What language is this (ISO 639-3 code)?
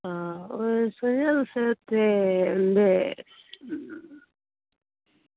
doi